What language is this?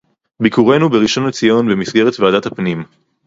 Hebrew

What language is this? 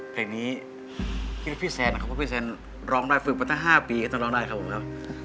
Thai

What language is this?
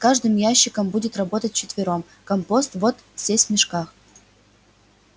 Russian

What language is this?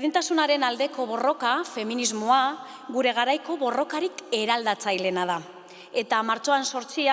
Spanish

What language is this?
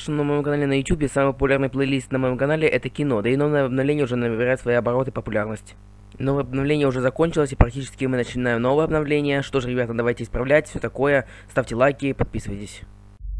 Russian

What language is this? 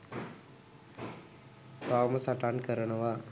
Sinhala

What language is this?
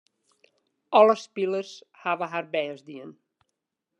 Western Frisian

